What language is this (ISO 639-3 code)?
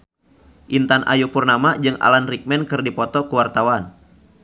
sun